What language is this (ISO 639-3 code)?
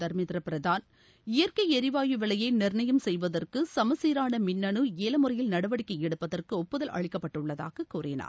tam